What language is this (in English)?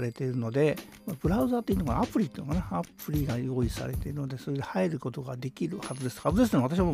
Japanese